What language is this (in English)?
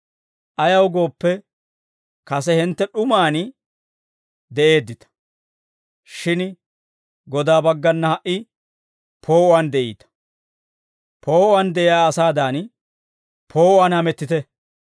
Dawro